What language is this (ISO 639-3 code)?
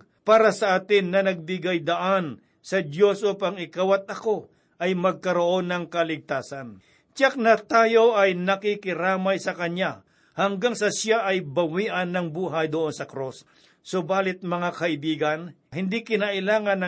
fil